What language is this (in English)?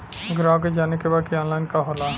Bhojpuri